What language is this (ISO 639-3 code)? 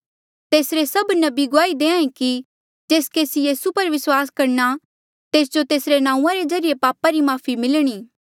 mjl